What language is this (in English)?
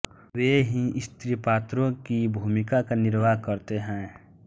Hindi